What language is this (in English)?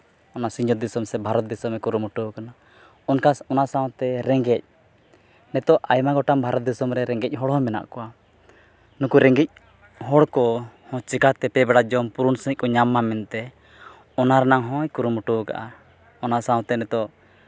Santali